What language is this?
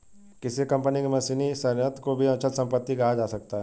Hindi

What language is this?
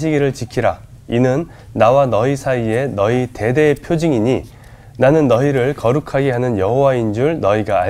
Korean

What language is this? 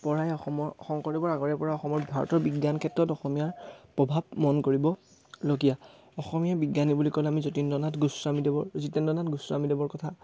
Assamese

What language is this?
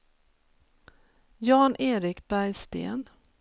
Swedish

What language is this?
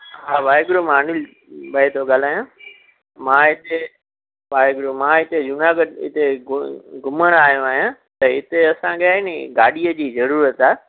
Sindhi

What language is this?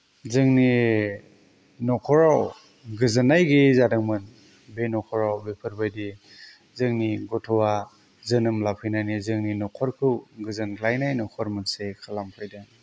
Bodo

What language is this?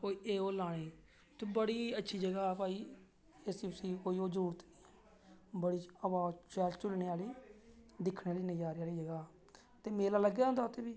Dogri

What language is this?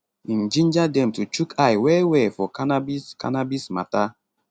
Nigerian Pidgin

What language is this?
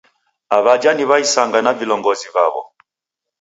Taita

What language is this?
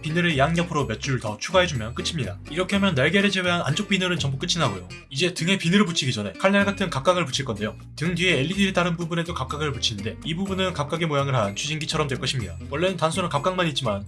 Korean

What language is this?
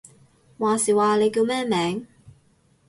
Cantonese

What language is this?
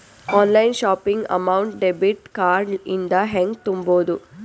Kannada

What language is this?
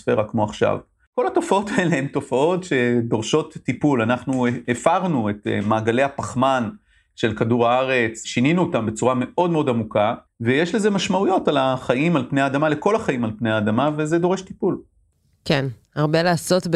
Hebrew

